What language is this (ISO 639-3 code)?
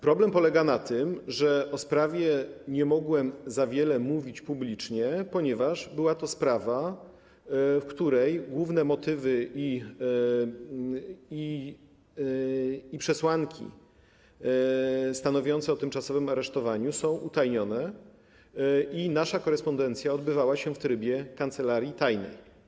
pol